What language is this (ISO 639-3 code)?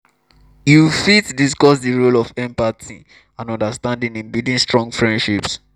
pcm